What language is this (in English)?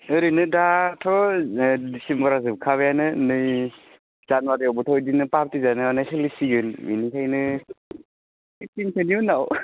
Bodo